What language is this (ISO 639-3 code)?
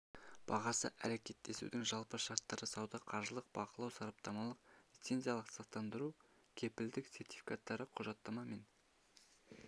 kaz